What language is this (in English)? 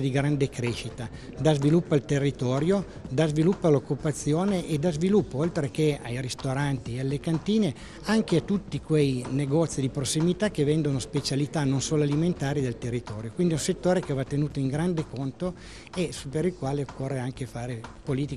Italian